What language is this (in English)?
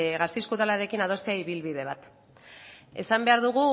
Basque